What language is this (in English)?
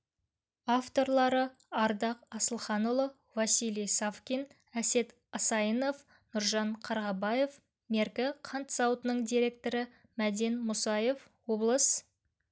Kazakh